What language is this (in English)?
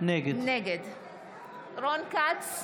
Hebrew